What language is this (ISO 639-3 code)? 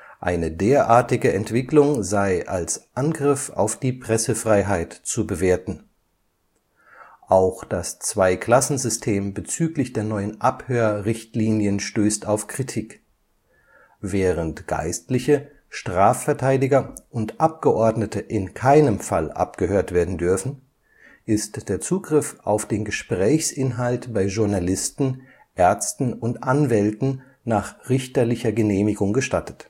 deu